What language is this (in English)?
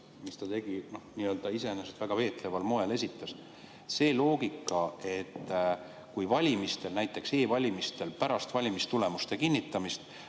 Estonian